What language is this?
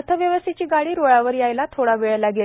Marathi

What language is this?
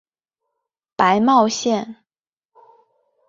Chinese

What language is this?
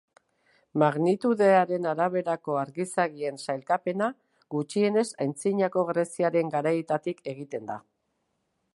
Basque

